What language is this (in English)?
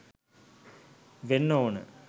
Sinhala